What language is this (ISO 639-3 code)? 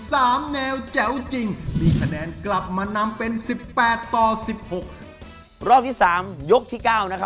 tha